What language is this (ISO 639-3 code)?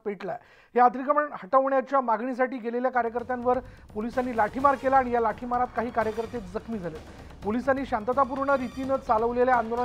mar